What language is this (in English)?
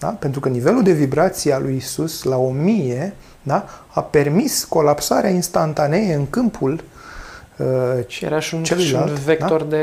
Romanian